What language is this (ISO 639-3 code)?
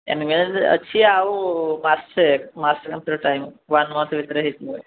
ori